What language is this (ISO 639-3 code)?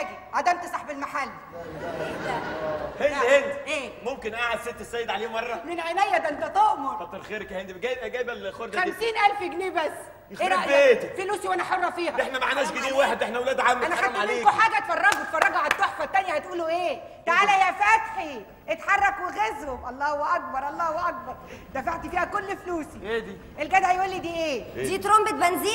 ara